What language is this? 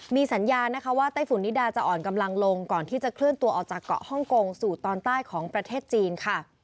Thai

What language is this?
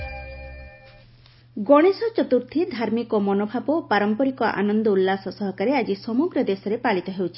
Odia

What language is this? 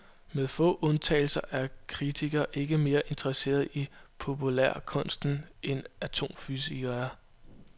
Danish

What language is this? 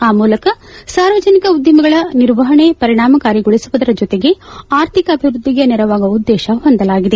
Kannada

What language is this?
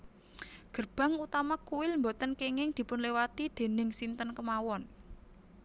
Javanese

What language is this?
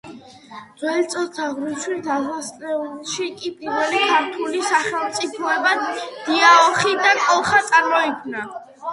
Georgian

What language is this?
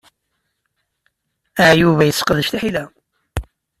Kabyle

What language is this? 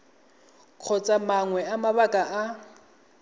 Tswana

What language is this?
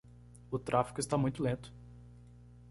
Portuguese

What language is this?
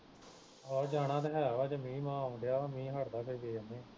Punjabi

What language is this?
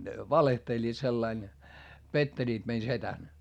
Finnish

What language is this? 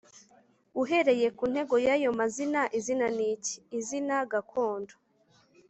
Kinyarwanda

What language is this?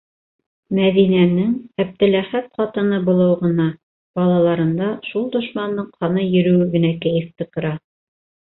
Bashkir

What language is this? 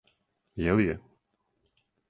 Serbian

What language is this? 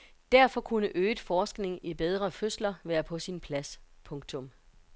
Danish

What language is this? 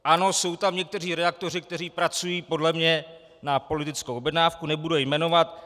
Czech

